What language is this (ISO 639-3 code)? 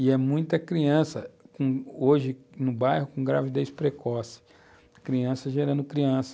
por